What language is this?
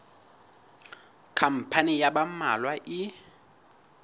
Southern Sotho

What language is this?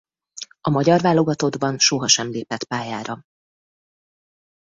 Hungarian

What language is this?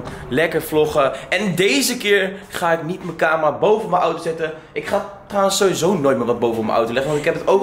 Dutch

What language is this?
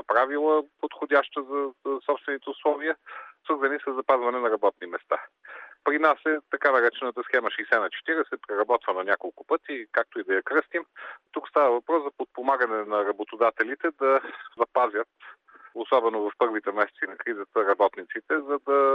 Bulgarian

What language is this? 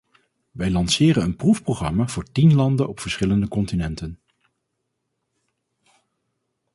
Dutch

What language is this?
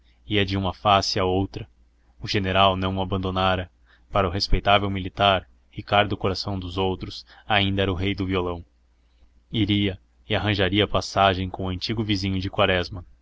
Portuguese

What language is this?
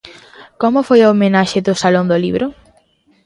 Galician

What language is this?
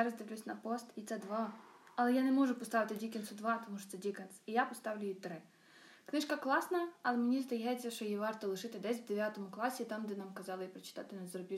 Ukrainian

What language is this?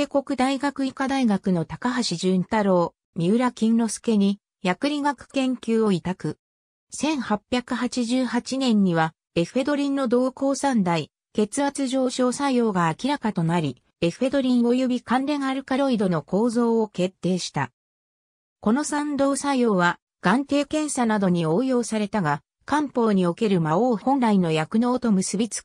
Japanese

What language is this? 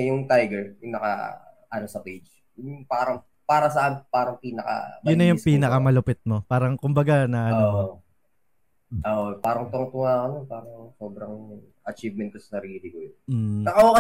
Filipino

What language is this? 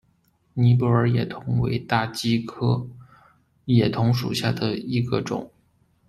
Chinese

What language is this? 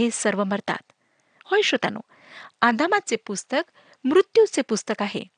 Marathi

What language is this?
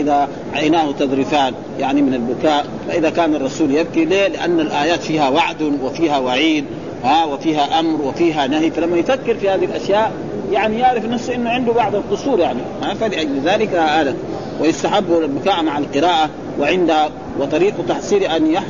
Arabic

